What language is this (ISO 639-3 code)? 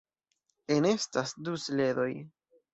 epo